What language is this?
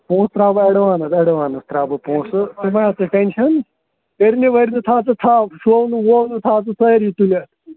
Kashmiri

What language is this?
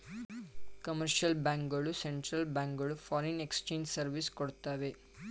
Kannada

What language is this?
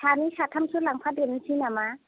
Bodo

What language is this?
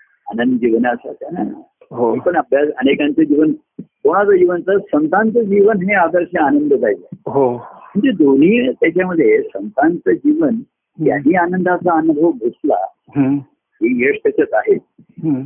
Marathi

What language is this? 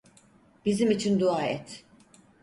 Turkish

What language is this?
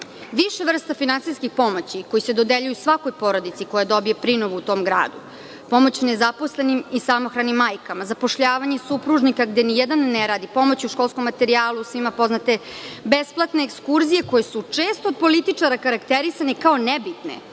Serbian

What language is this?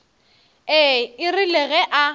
Northern Sotho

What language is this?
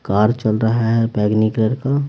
Hindi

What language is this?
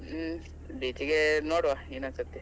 Kannada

